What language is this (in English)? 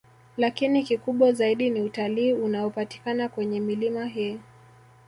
Swahili